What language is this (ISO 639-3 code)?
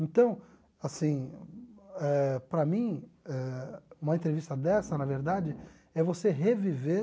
por